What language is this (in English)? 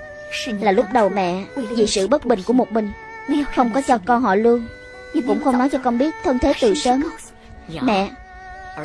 Vietnamese